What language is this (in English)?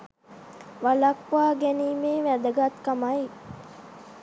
Sinhala